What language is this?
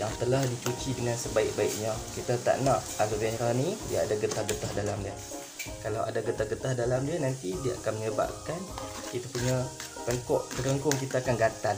Malay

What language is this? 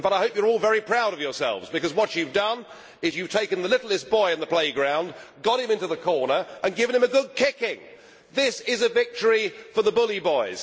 English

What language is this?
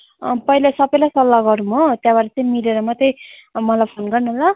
Nepali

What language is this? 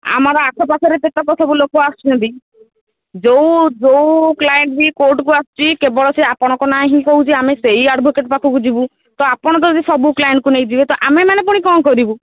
Odia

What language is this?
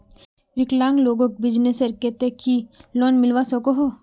Magahi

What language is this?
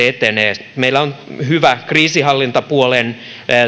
Finnish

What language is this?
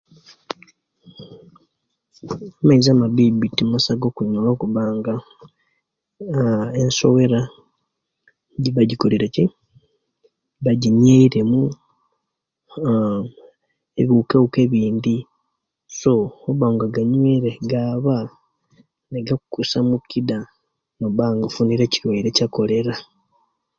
Kenyi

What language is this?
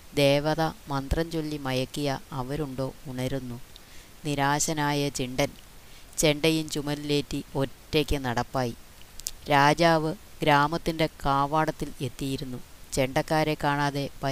Malayalam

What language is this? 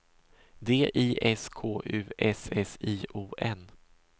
Swedish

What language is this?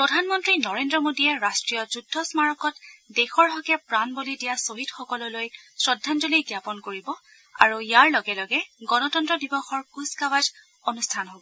Assamese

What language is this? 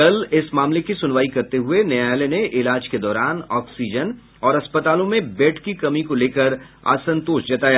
Hindi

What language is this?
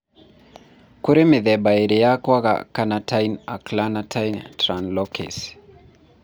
Kikuyu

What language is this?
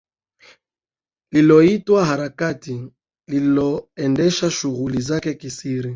Swahili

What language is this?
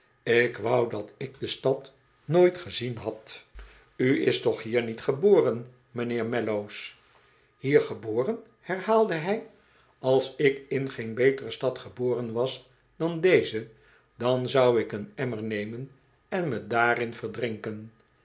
Dutch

